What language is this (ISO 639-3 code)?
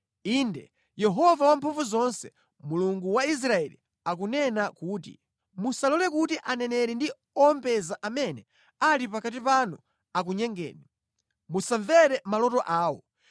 nya